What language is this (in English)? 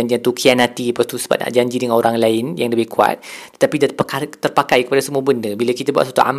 Malay